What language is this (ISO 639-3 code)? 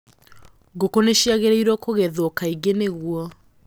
kik